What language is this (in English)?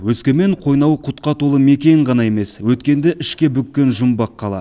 Kazakh